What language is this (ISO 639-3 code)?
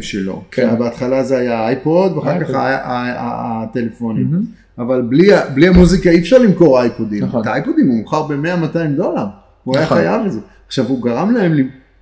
heb